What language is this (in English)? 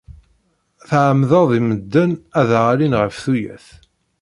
Kabyle